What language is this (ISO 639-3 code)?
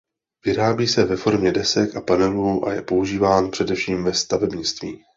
ces